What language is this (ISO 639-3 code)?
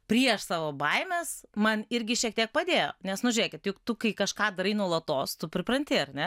lit